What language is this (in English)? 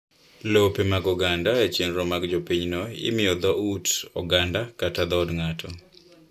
Luo (Kenya and Tanzania)